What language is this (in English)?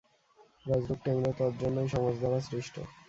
Bangla